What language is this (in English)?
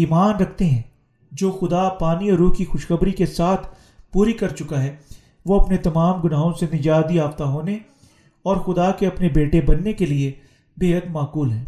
Urdu